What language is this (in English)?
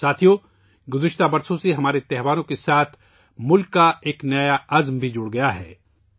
Urdu